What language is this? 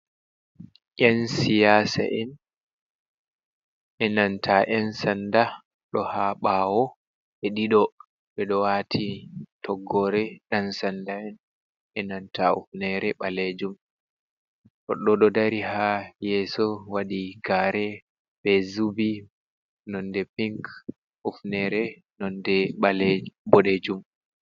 Fula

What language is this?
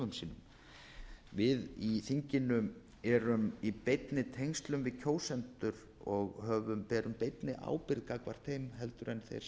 Icelandic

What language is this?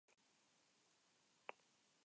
Spanish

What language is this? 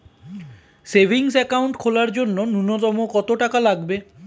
Bangla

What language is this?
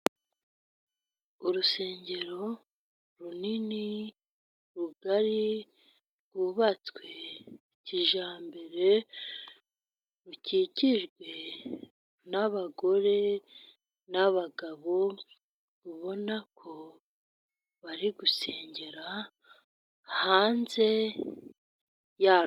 Kinyarwanda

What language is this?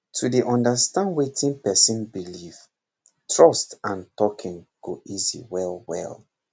Nigerian Pidgin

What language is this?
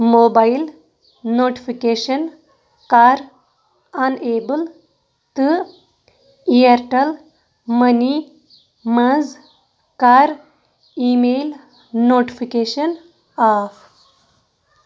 Kashmiri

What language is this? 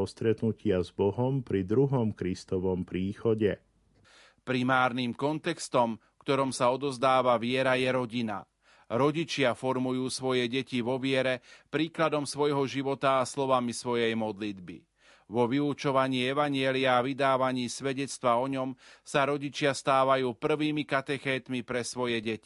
Slovak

